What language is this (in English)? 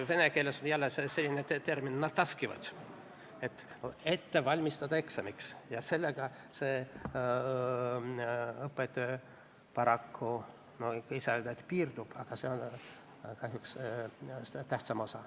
Estonian